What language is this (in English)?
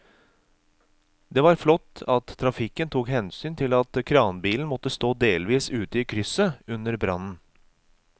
Norwegian